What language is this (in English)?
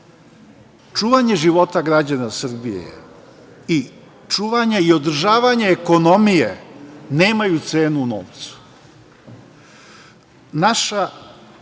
Serbian